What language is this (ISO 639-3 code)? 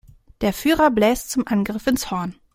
deu